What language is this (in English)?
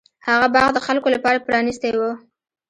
Pashto